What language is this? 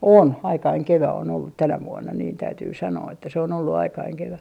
Finnish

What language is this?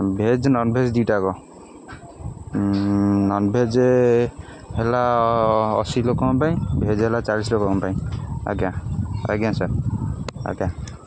Odia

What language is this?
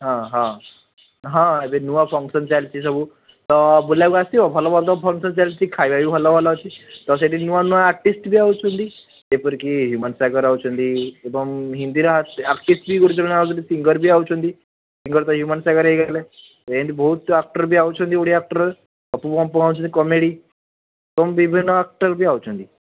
Odia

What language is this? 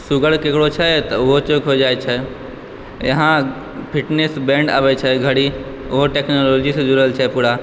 Maithili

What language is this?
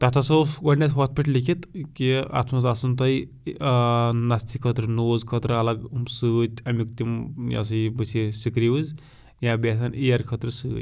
Kashmiri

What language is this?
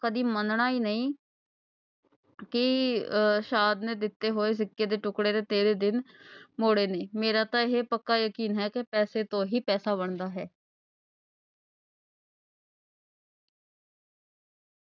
Punjabi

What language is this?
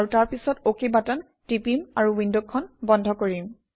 Assamese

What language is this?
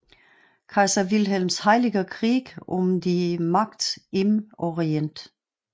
Danish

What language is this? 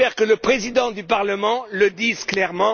French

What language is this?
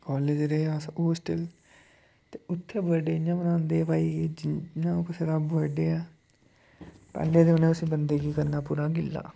Dogri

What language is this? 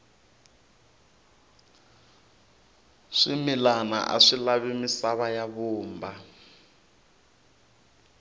Tsonga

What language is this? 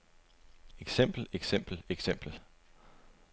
Danish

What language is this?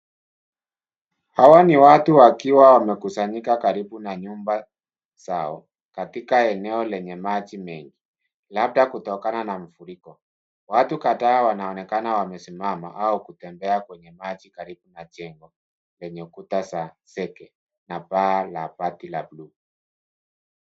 Swahili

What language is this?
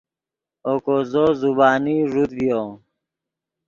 Yidgha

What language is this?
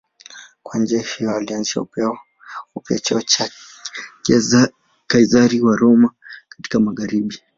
Swahili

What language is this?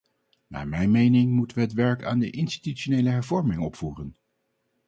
Dutch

